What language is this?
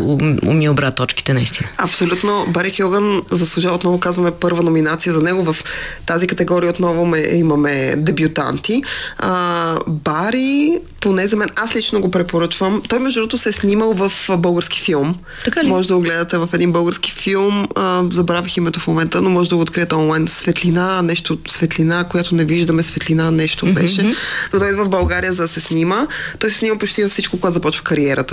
Bulgarian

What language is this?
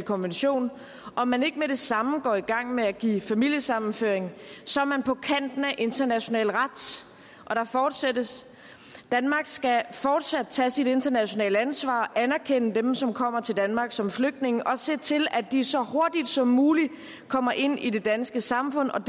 Danish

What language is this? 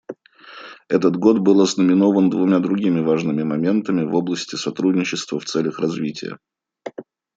Russian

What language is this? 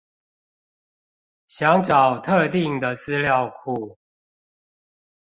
Chinese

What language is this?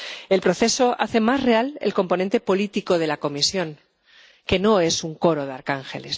Spanish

